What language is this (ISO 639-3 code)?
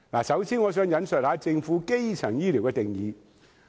yue